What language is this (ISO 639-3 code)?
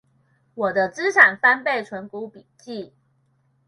zho